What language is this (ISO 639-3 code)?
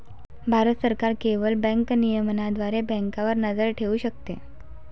mar